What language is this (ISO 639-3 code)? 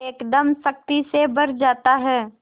hin